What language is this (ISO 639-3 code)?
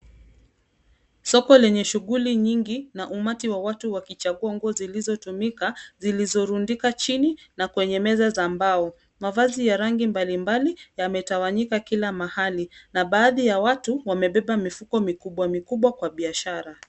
swa